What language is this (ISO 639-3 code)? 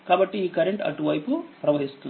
tel